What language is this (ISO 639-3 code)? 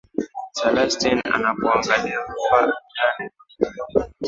swa